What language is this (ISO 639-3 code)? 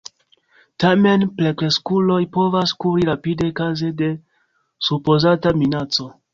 epo